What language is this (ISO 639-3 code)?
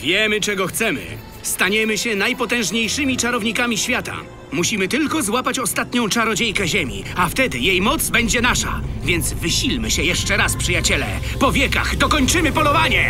pol